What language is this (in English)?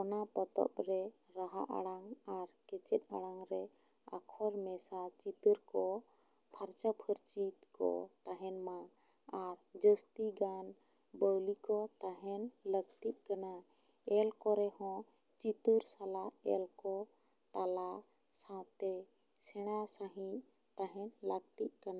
Santali